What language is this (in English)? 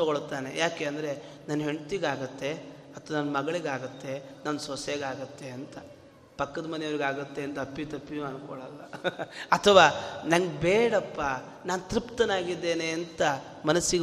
Kannada